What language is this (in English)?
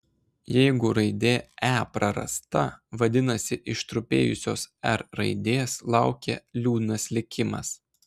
Lithuanian